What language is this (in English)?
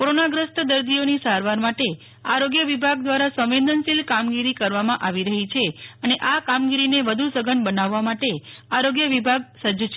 Gujarati